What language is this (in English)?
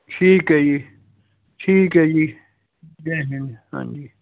Punjabi